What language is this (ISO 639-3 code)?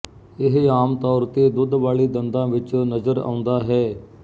pan